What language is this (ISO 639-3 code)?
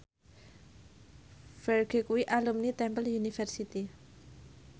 jav